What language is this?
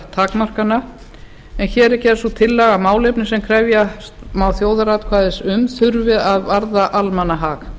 Icelandic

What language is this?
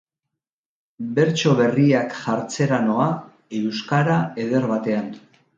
Basque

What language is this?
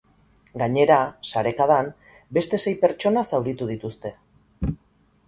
Basque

